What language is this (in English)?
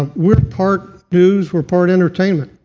English